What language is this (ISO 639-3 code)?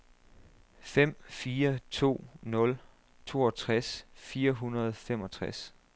dan